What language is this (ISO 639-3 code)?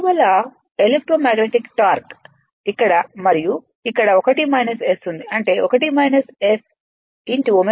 tel